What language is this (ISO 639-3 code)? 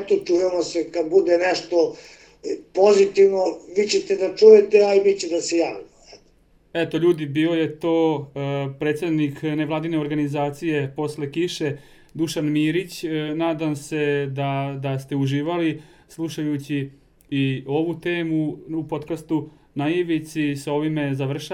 hrv